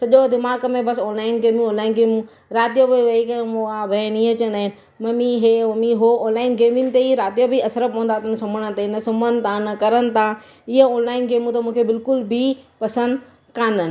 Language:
Sindhi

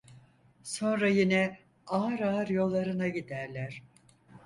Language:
Turkish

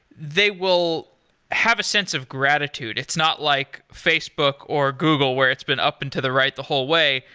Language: English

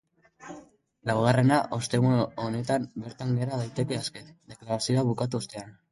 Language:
Basque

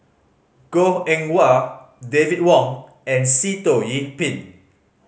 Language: English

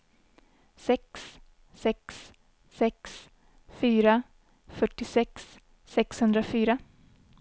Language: Swedish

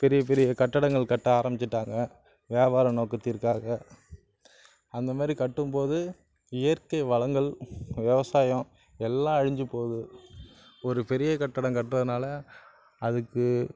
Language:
Tamil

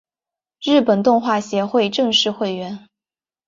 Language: Chinese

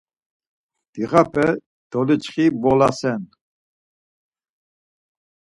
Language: Laz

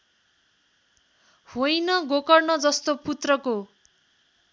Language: Nepali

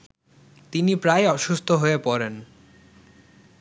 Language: Bangla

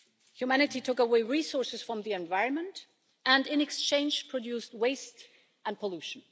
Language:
English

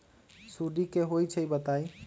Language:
Magahi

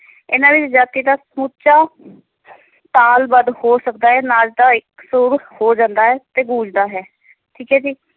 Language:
Punjabi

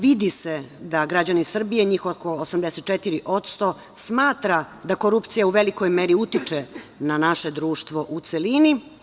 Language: Serbian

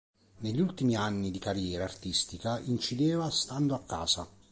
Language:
Italian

